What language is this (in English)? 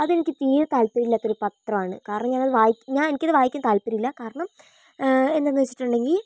Malayalam